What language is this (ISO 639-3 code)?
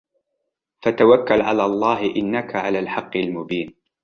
ara